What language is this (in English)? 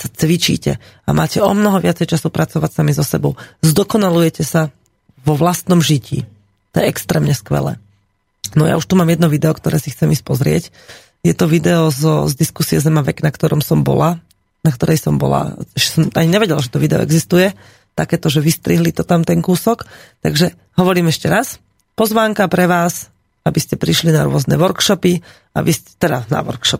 Slovak